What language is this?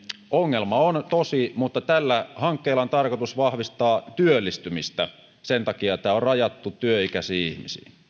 Finnish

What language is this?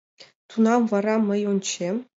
Mari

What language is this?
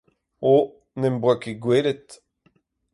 Breton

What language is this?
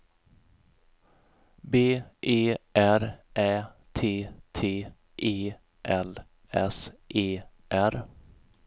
Swedish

